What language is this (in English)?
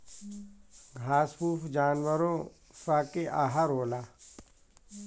Bhojpuri